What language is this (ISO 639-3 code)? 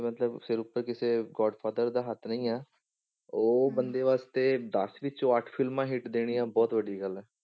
pan